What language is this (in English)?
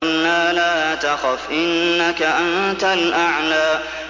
Arabic